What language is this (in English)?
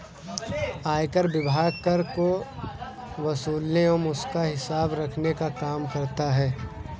Hindi